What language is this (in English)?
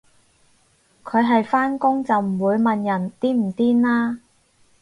Cantonese